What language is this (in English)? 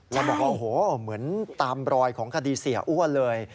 Thai